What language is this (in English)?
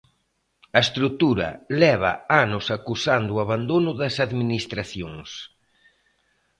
Galician